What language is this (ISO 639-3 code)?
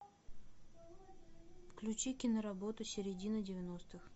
rus